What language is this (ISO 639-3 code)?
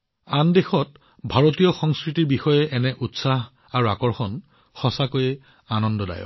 asm